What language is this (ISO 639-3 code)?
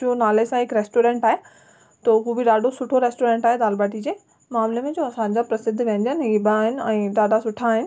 snd